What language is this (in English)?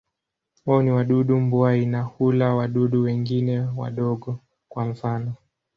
Swahili